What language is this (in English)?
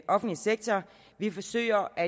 Danish